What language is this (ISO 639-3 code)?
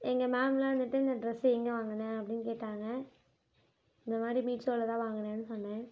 tam